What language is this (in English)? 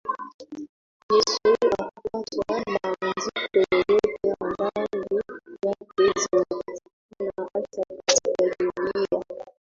Swahili